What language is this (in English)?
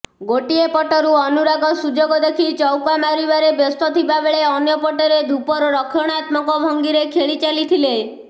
Odia